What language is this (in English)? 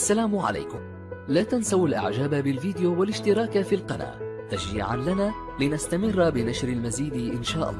Arabic